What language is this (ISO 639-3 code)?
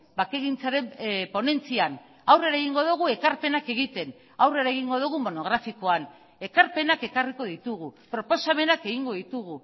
eus